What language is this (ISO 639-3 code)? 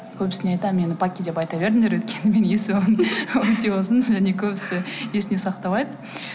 kaz